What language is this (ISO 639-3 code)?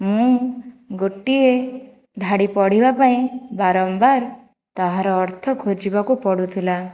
ori